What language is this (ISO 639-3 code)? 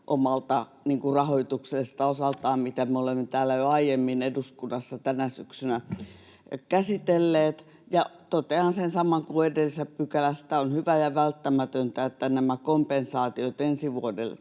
fin